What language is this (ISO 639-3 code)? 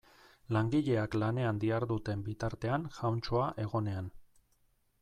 eus